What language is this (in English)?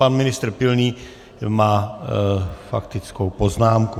Czech